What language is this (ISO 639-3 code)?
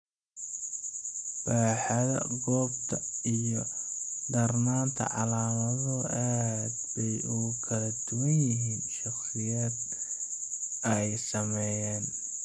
som